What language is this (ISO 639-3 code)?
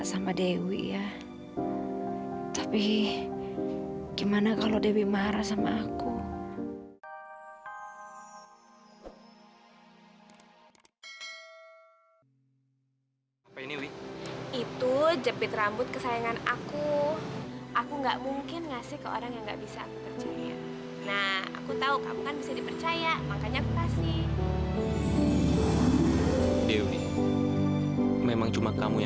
ind